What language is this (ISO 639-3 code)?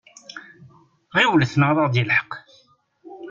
kab